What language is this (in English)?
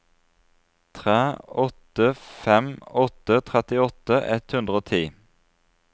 Norwegian